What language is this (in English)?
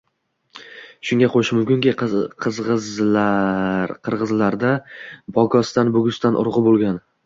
Uzbek